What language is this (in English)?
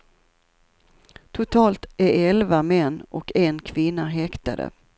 Swedish